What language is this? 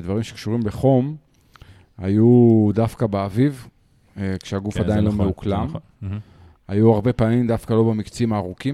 Hebrew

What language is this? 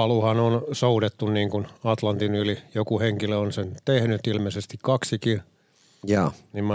Finnish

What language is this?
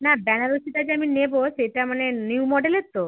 Bangla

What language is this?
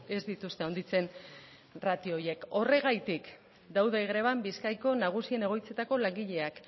Basque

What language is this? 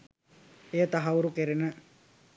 Sinhala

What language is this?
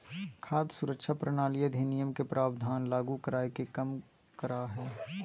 Magahi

